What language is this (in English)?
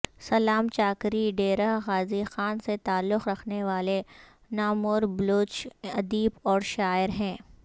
Urdu